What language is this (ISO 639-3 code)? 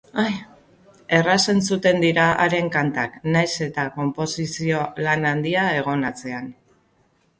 eus